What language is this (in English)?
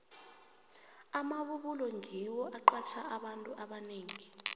South Ndebele